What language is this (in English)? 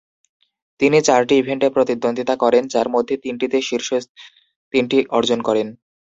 Bangla